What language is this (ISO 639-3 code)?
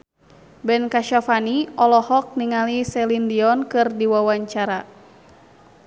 sun